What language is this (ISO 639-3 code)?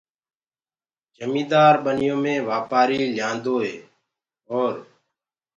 ggg